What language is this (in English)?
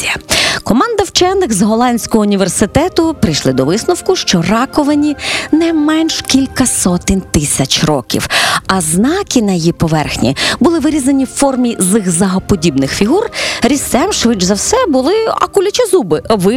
Ukrainian